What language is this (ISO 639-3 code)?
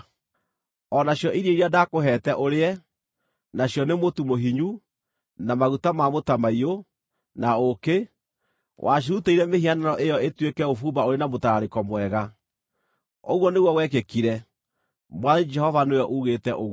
kik